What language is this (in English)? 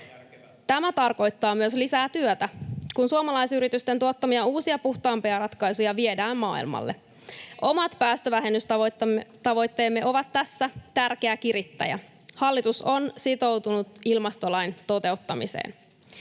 Finnish